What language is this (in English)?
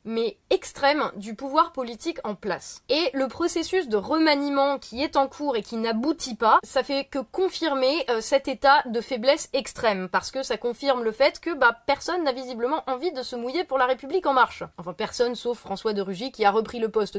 French